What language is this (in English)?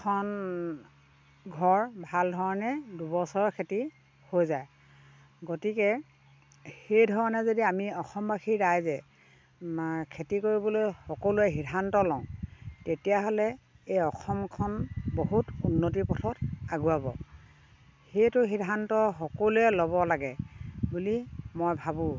Assamese